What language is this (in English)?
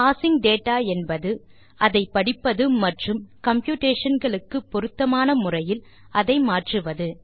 Tamil